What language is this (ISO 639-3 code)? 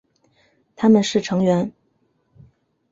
zho